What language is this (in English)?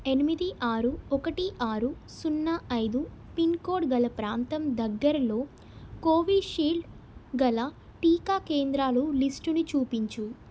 Telugu